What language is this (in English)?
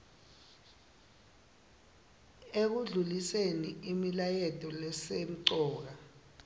Swati